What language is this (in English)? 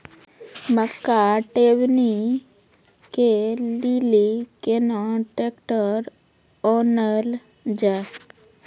Maithili